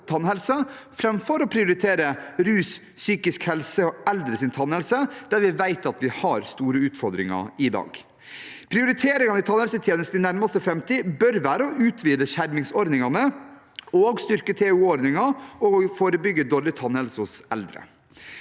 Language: Norwegian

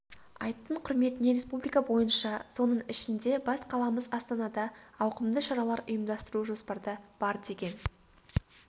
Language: Kazakh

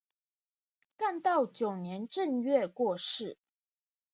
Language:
Chinese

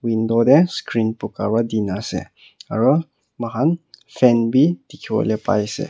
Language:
Naga Pidgin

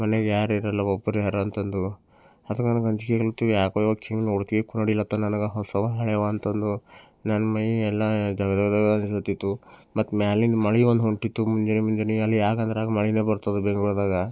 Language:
Kannada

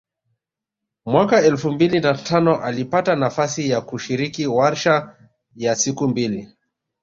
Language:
Swahili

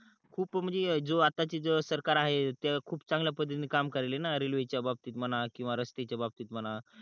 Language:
Marathi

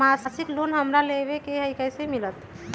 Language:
Magahi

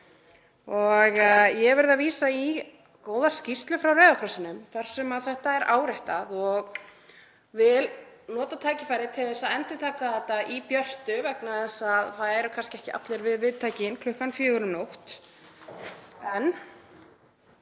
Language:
Icelandic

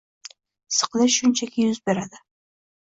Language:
Uzbek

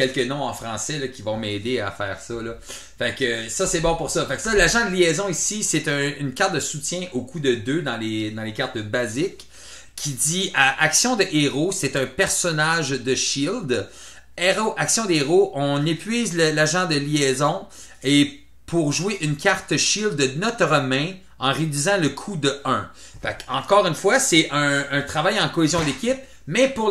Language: French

